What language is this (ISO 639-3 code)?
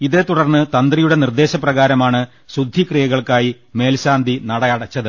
mal